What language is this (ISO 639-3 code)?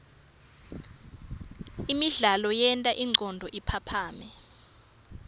ssw